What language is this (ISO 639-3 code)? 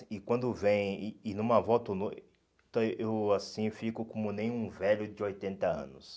por